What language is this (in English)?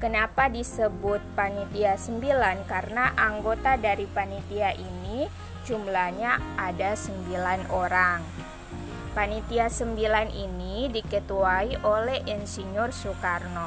Indonesian